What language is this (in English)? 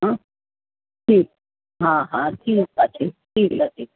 Sindhi